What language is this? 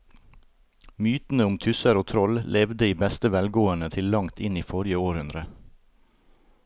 Norwegian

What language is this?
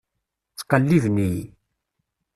Kabyle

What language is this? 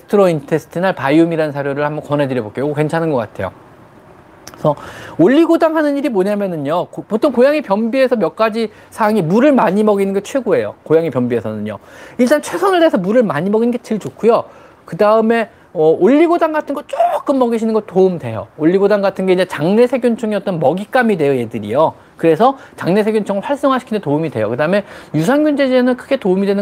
Korean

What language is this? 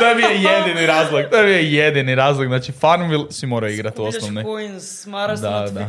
Croatian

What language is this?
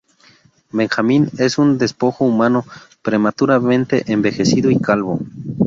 Spanish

